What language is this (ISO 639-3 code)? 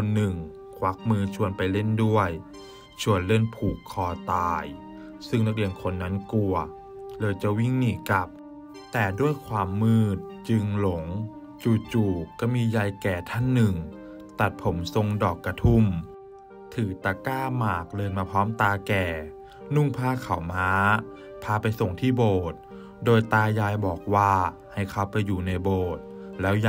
tha